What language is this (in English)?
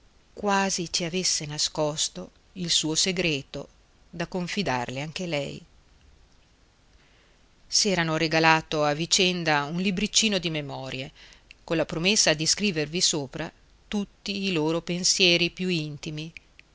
Italian